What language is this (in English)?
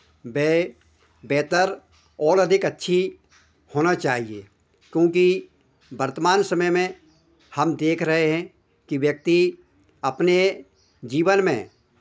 Hindi